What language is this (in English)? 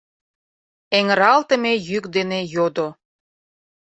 Mari